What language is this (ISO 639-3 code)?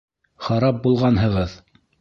bak